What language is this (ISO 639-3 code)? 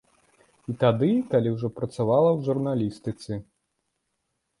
bel